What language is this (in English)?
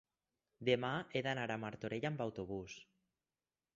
Catalan